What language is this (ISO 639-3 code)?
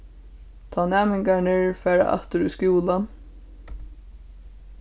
fao